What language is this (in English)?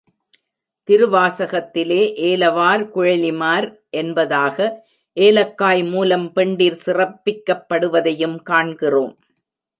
Tamil